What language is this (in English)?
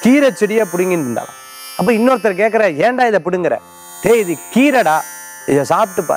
Hindi